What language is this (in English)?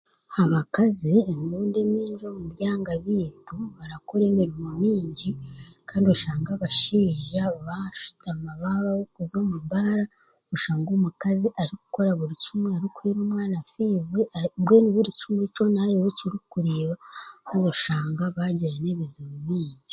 Chiga